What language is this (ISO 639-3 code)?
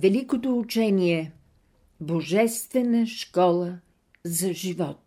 bul